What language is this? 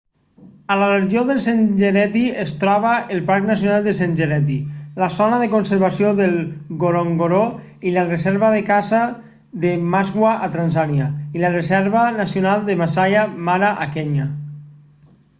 Catalan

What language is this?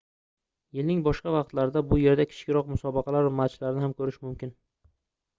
Uzbek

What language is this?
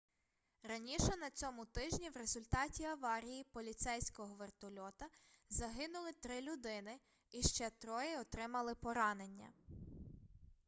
Ukrainian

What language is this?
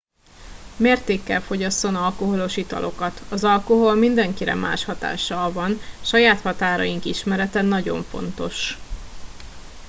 Hungarian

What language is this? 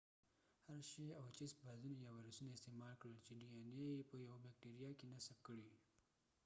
Pashto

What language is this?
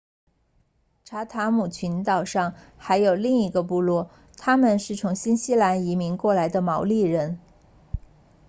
Chinese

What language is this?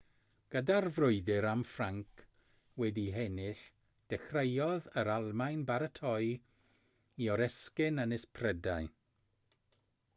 Welsh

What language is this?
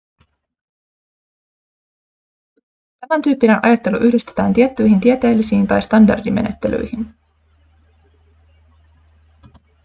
Finnish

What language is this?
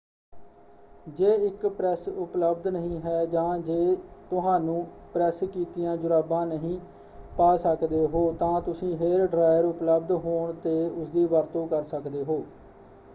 Punjabi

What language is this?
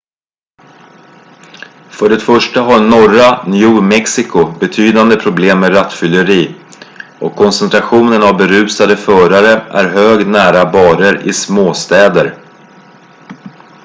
Swedish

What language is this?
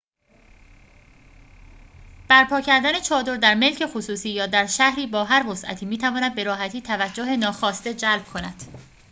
Persian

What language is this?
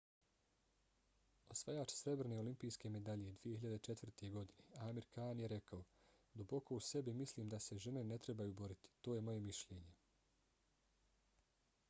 Bosnian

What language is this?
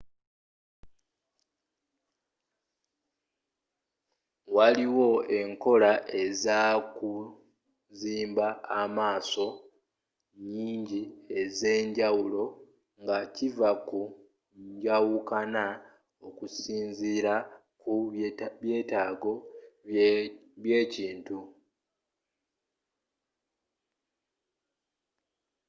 Ganda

